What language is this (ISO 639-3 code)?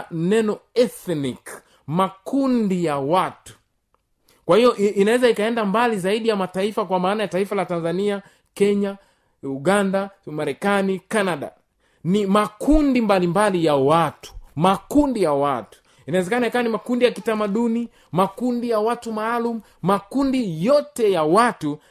swa